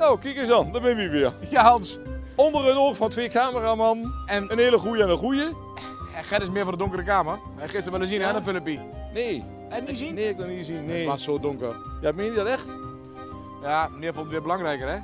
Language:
Dutch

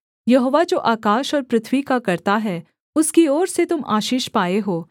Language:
Hindi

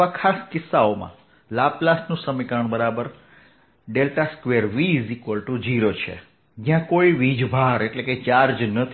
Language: Gujarati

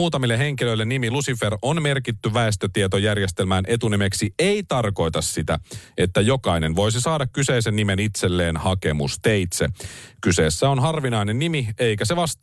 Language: Finnish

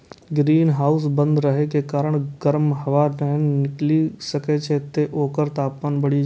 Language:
Maithili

